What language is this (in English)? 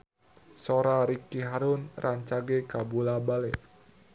Sundanese